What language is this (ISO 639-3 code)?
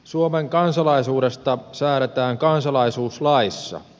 fin